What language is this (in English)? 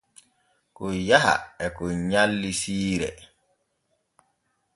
Borgu Fulfulde